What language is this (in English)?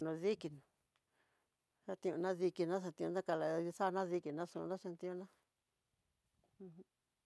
Tidaá Mixtec